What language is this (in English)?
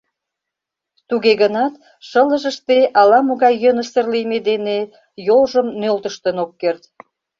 Mari